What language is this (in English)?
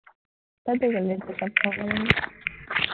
Assamese